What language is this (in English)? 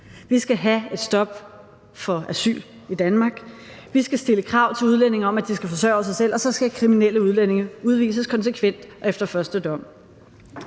Danish